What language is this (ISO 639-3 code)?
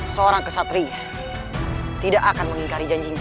ind